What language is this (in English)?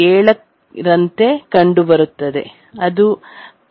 Kannada